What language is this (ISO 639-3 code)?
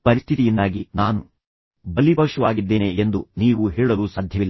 kan